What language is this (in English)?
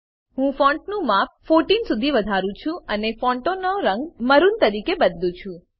Gujarati